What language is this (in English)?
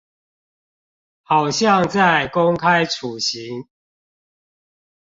Chinese